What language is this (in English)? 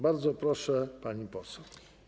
Polish